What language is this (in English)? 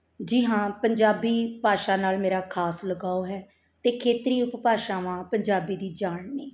Punjabi